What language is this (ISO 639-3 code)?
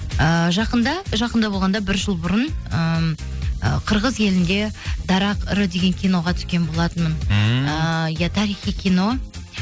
kaz